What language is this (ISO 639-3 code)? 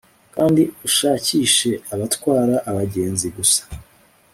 kin